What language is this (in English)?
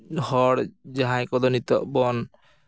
Santali